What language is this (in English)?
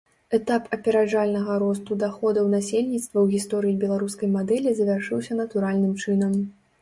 Belarusian